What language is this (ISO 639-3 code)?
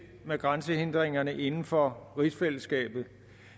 dan